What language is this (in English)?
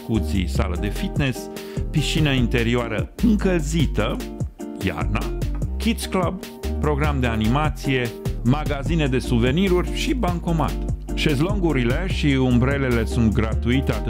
Romanian